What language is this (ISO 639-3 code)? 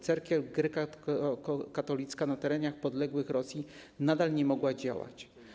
pol